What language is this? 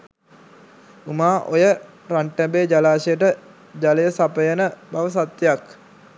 Sinhala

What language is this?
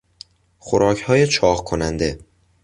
Persian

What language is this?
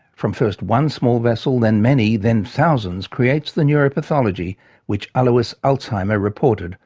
English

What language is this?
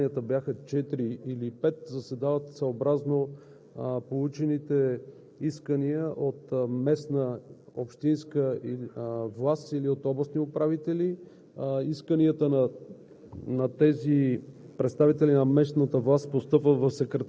Bulgarian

